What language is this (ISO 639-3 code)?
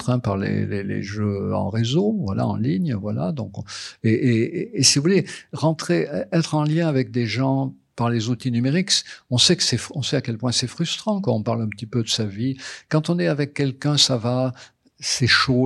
fra